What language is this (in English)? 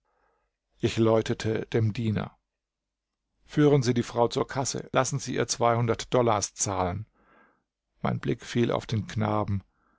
German